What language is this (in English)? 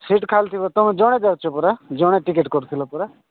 Odia